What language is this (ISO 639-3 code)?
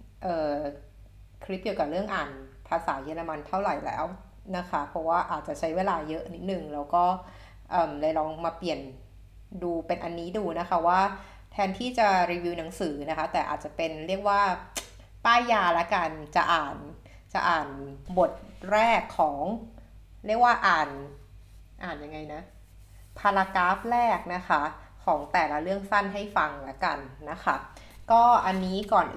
tha